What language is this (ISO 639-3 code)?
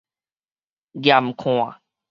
nan